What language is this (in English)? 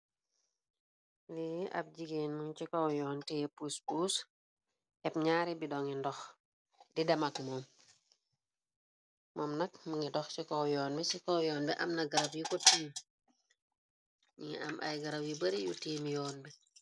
Wolof